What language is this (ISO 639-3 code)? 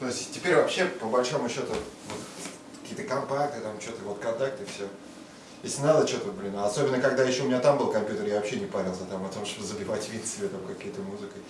rus